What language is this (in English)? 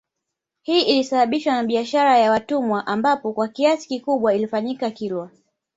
Swahili